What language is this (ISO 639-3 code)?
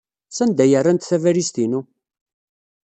kab